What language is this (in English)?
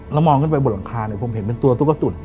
Thai